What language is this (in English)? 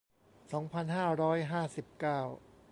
Thai